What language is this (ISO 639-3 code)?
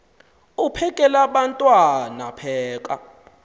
xho